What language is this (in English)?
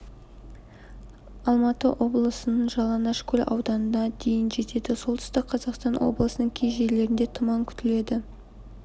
Kazakh